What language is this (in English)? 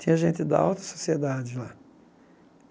Portuguese